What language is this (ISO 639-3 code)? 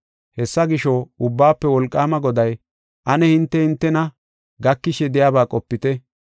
gof